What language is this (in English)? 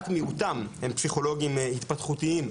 Hebrew